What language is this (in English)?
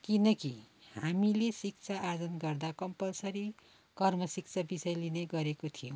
Nepali